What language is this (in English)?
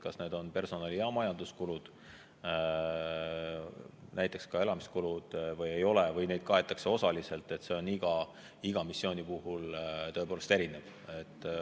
Estonian